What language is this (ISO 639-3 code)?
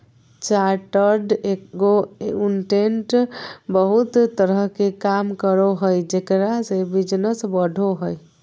mag